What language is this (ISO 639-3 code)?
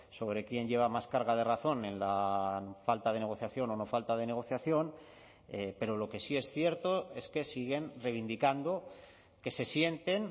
spa